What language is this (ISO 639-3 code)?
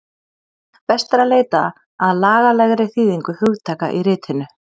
isl